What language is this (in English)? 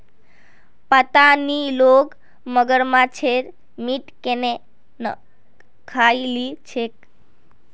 Magahi